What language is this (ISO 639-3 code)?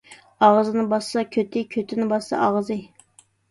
uig